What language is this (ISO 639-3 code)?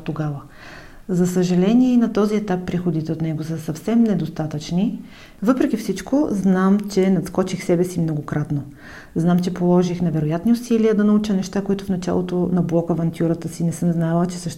bul